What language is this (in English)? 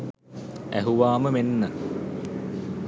Sinhala